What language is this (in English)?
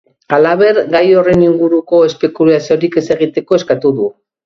Basque